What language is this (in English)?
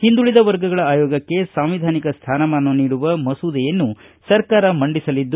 Kannada